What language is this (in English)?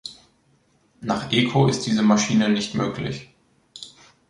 German